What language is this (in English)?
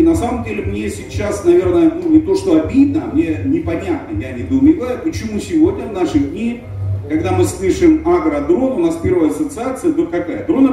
Russian